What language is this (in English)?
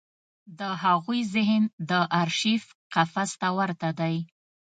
Pashto